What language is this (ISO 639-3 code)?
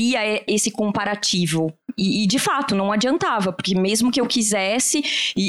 por